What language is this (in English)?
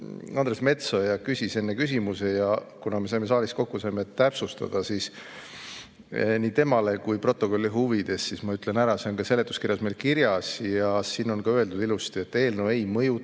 Estonian